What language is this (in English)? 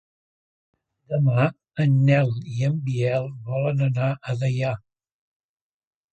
Catalan